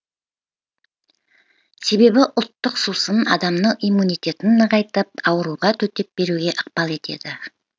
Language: Kazakh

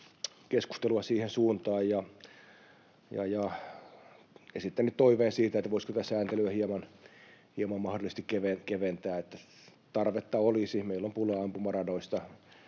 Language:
Finnish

